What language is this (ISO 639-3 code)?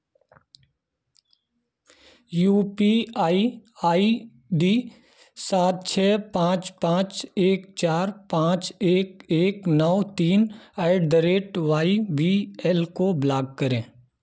hin